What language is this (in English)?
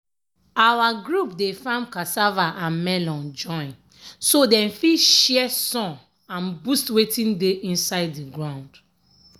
Nigerian Pidgin